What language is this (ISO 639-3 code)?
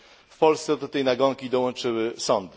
pol